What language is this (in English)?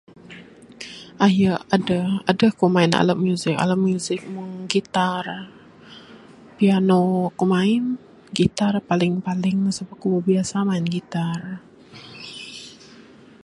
Bukar-Sadung Bidayuh